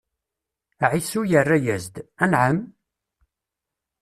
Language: Kabyle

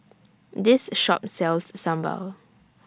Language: English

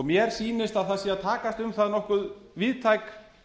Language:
Icelandic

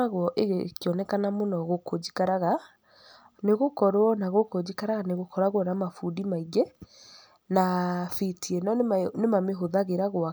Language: Kikuyu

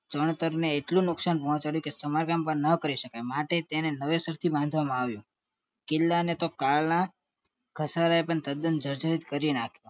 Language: Gujarati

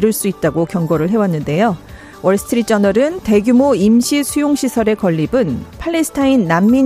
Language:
Korean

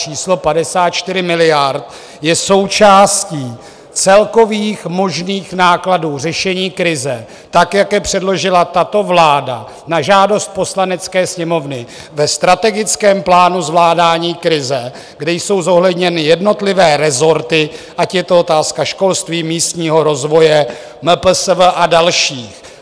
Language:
Czech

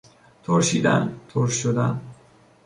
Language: Persian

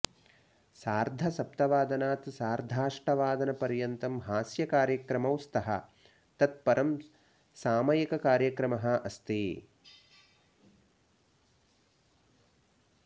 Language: Sanskrit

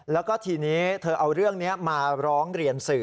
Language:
Thai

